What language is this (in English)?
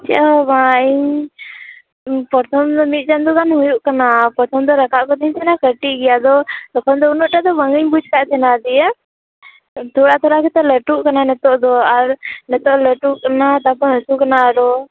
Santali